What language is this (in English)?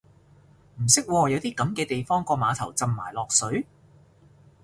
Cantonese